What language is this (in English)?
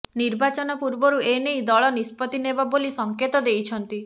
Odia